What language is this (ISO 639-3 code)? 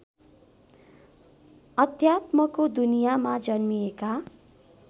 nep